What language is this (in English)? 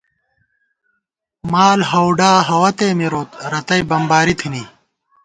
Gawar-Bati